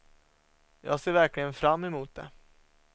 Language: Swedish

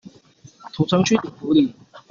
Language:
Chinese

